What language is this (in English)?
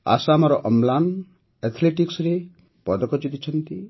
Odia